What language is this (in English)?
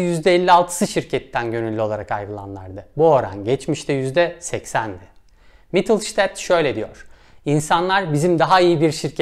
Turkish